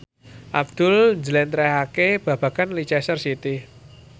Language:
Javanese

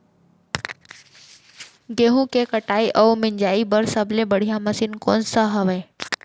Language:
Chhattisgarhi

